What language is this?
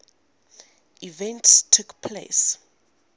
English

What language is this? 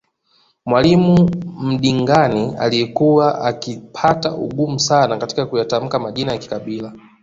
Swahili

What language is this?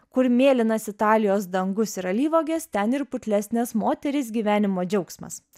Lithuanian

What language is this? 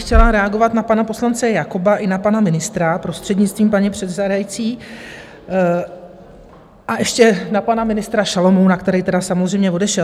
Czech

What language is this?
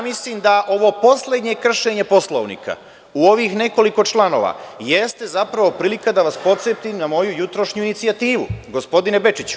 Serbian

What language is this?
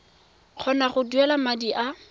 Tswana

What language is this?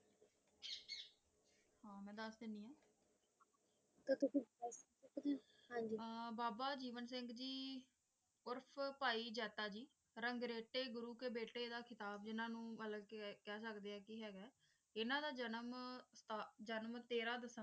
Punjabi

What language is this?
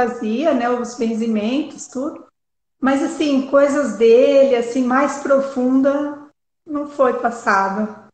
Portuguese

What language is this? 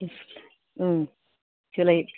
Bodo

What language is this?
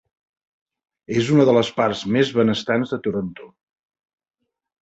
Catalan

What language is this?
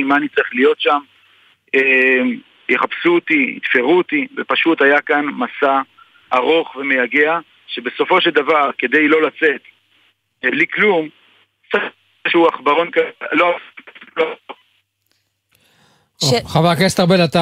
Hebrew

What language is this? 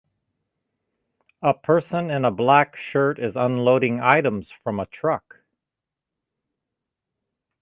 English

